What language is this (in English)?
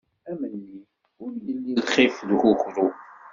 Kabyle